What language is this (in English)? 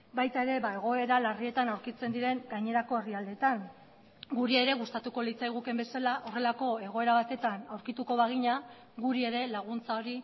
Basque